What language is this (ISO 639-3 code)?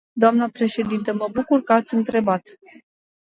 ron